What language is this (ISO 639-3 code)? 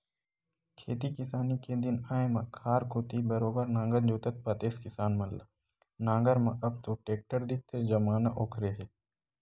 hne